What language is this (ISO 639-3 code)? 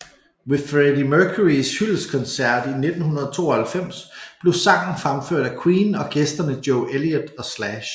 dan